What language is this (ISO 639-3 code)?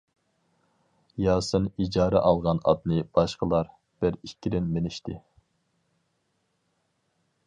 uig